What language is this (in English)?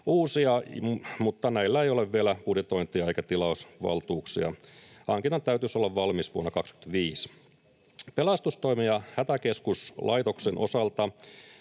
Finnish